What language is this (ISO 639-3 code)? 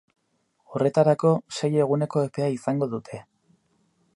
eus